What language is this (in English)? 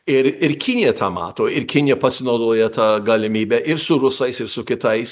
Lithuanian